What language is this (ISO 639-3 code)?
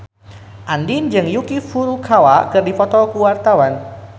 sun